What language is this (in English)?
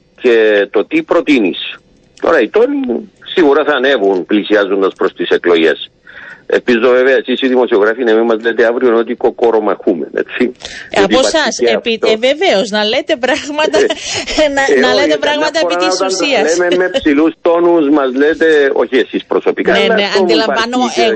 Greek